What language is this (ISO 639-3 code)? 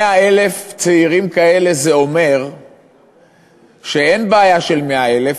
heb